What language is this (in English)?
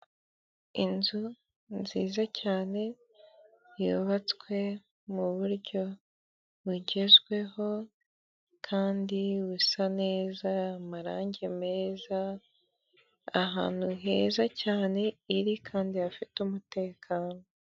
Kinyarwanda